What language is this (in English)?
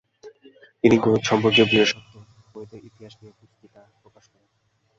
Bangla